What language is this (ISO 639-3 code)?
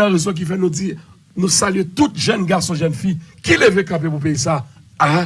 fra